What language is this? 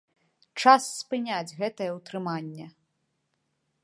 Belarusian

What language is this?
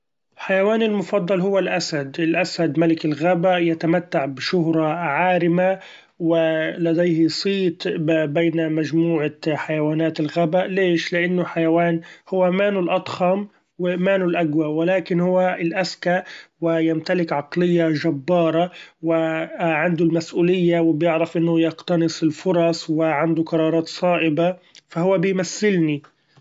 Gulf Arabic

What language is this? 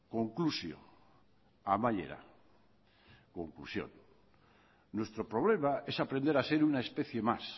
Spanish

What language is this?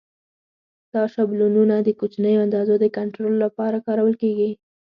Pashto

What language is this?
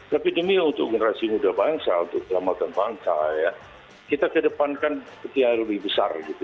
Indonesian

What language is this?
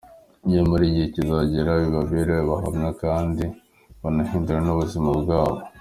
Kinyarwanda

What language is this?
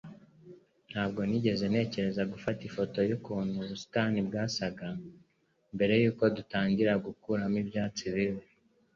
Kinyarwanda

